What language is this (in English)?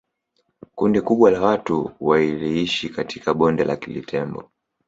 Swahili